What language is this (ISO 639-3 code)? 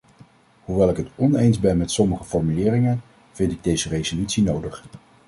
nld